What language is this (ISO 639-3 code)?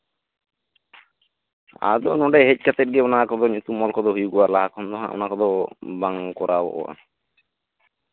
sat